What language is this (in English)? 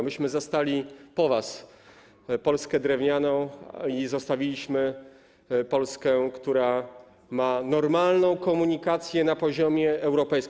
Polish